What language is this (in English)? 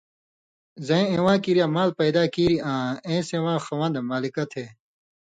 Indus Kohistani